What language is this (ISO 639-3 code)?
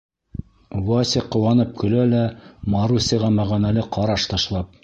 bak